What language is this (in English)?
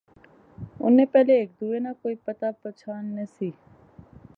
Pahari-Potwari